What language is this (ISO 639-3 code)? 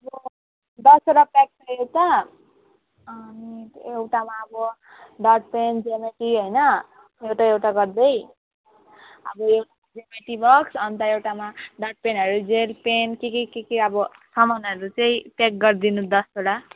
nep